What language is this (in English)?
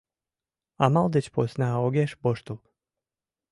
Mari